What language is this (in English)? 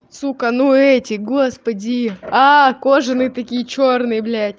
Russian